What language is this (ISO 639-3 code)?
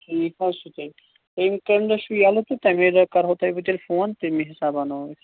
kas